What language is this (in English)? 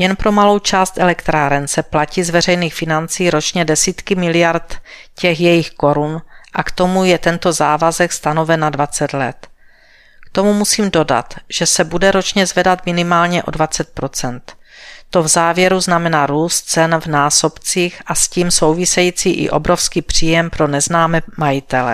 Czech